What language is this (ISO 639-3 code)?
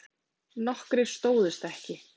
isl